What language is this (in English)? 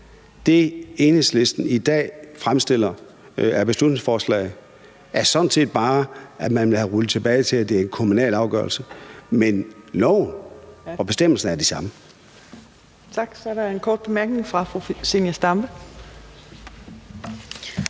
Danish